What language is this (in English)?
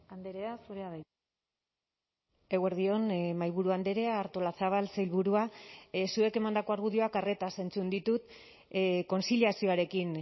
Basque